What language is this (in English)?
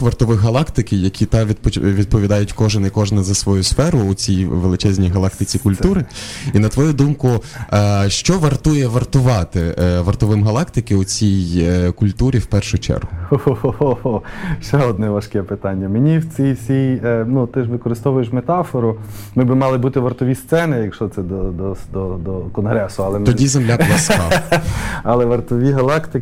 Ukrainian